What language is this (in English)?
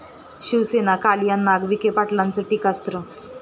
Marathi